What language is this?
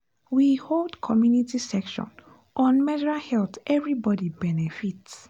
Nigerian Pidgin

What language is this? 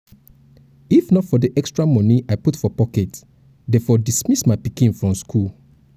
Nigerian Pidgin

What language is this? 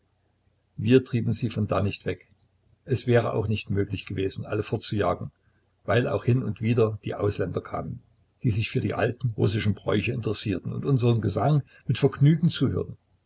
German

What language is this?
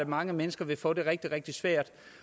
Danish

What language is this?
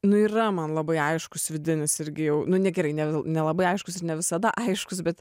Lithuanian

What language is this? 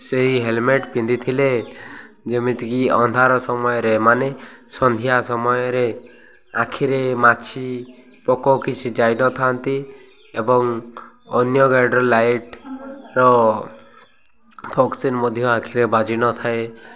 Odia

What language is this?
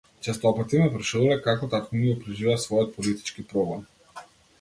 Macedonian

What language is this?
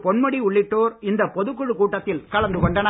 Tamil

